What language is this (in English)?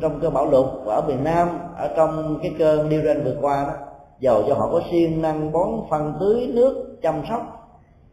Vietnamese